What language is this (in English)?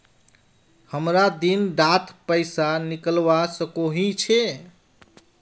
Magahi